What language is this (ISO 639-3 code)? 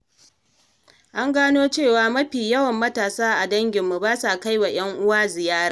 hau